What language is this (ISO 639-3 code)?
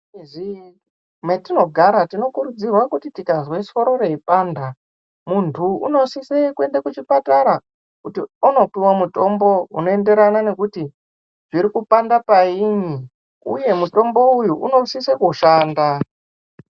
ndc